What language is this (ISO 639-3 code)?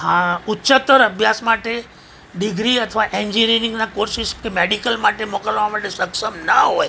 guj